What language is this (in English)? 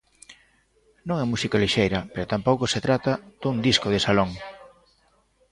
Galician